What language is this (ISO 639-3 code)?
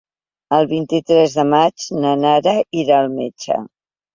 cat